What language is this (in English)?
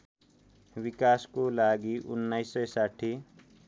Nepali